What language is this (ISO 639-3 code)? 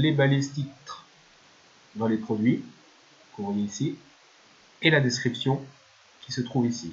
fra